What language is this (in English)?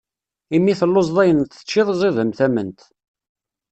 Kabyle